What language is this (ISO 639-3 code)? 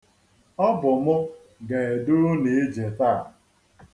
ibo